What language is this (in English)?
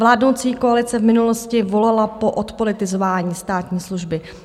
Czech